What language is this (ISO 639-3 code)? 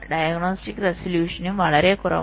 mal